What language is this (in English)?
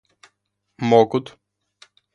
Russian